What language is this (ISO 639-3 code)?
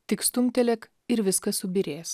lit